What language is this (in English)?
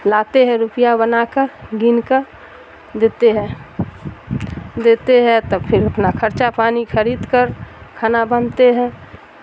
Urdu